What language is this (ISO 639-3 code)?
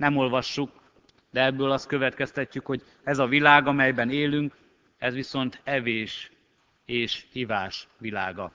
hun